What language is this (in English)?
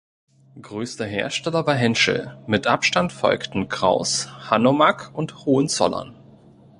German